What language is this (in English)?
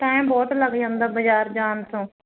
Punjabi